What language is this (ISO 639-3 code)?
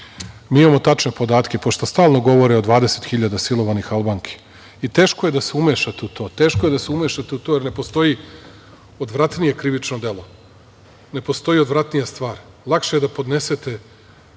srp